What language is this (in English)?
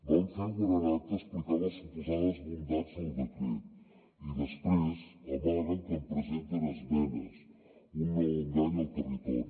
Catalan